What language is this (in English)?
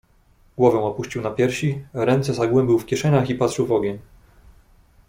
Polish